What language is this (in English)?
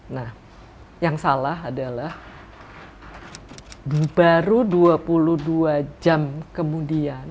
Indonesian